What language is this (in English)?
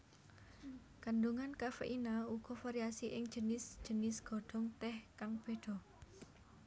Javanese